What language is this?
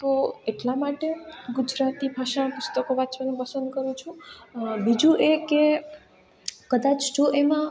Gujarati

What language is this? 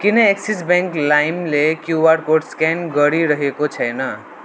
Nepali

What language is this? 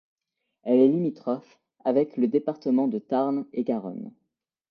French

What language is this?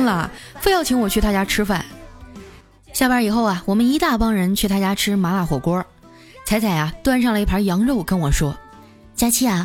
Chinese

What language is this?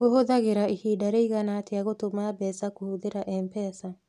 Kikuyu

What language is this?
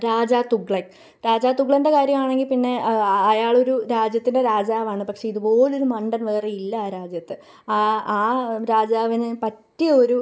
Malayalam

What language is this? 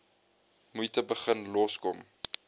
Afrikaans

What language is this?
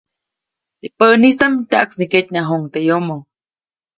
Copainalá Zoque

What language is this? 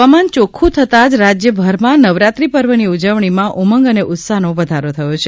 Gujarati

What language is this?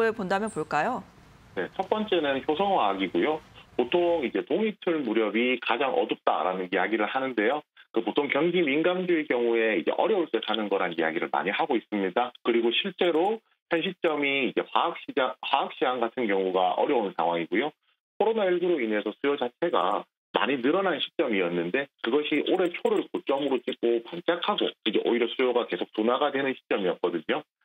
Korean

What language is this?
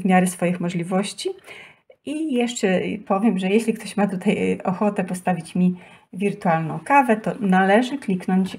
Polish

